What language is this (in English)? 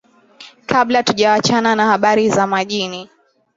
Swahili